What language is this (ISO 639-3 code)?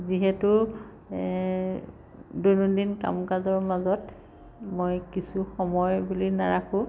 asm